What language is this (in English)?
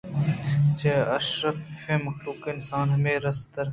Eastern Balochi